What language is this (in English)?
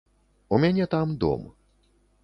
Belarusian